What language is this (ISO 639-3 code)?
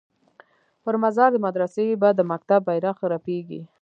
pus